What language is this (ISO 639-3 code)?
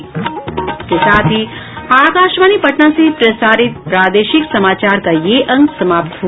hin